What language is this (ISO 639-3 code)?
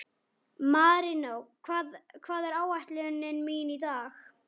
isl